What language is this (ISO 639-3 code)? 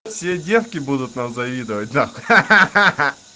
rus